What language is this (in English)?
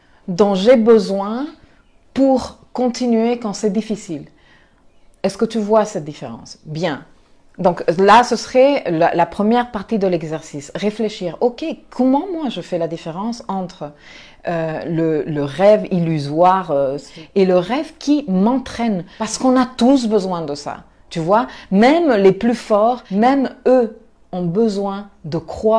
French